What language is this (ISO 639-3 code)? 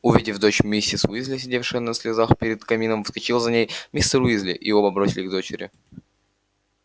rus